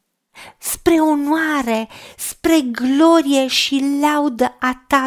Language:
Romanian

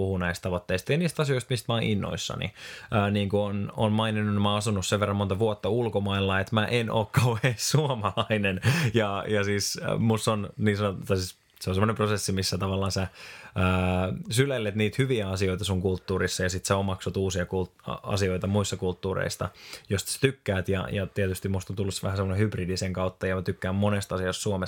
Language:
Finnish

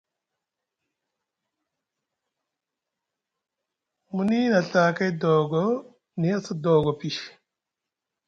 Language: Musgu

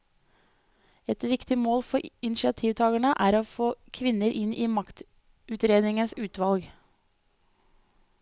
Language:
Norwegian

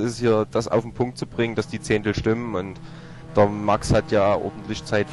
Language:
German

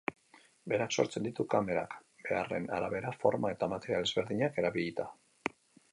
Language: Basque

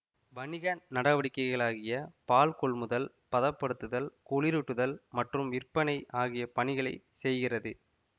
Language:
Tamil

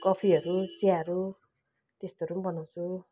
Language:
Nepali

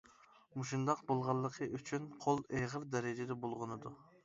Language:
Uyghur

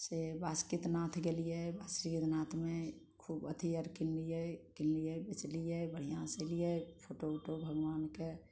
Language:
Maithili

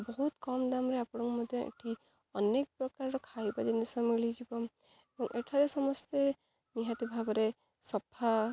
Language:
Odia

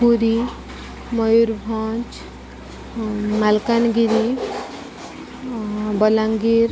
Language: Odia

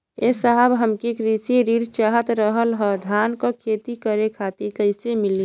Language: Bhojpuri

